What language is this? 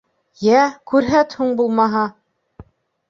Bashkir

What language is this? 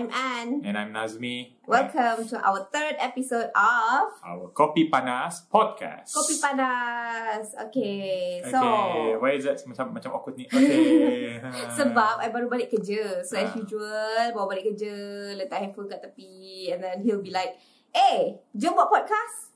Malay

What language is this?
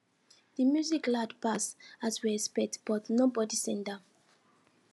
Nigerian Pidgin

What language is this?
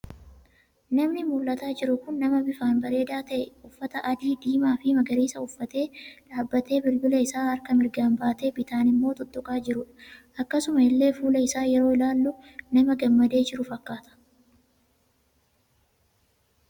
Oromo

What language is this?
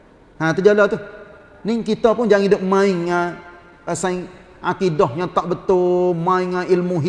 Malay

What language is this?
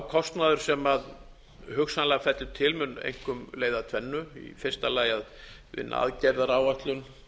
Icelandic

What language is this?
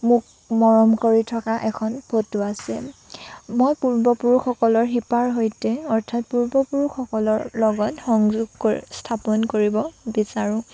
Assamese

